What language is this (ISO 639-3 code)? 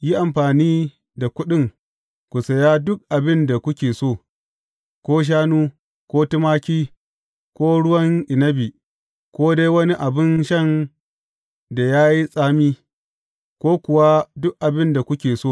hau